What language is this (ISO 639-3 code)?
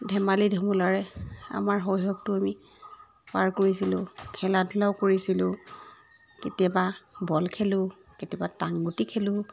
asm